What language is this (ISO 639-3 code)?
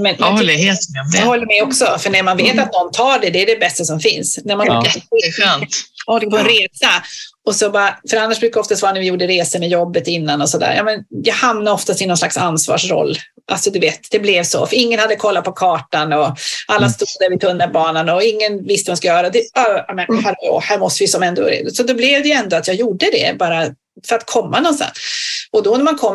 swe